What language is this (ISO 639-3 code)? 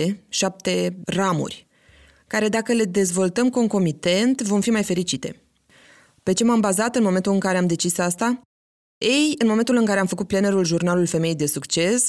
ron